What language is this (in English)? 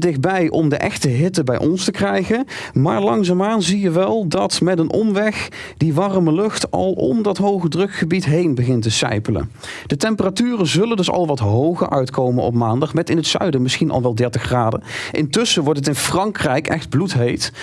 Dutch